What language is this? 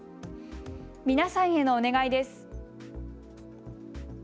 Japanese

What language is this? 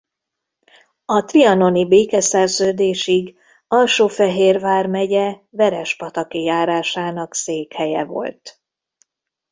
Hungarian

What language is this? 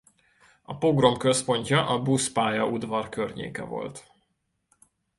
Hungarian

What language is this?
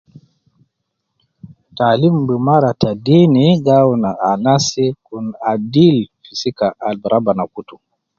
Nubi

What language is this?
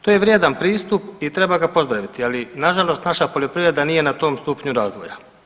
Croatian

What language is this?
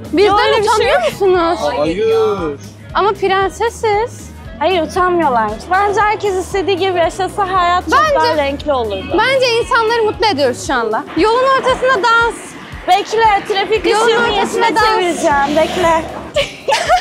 Turkish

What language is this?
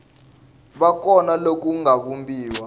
Tsonga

